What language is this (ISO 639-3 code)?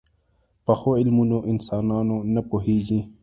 pus